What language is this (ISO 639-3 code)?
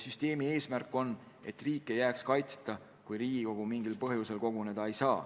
est